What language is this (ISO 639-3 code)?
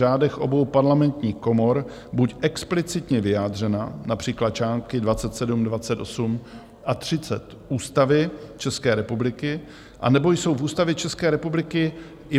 ces